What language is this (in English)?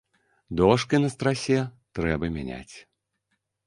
Belarusian